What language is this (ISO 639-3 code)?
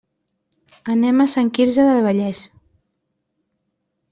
cat